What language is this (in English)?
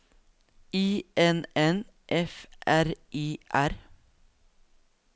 Norwegian